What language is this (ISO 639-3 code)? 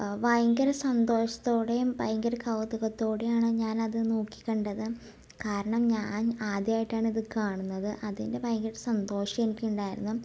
mal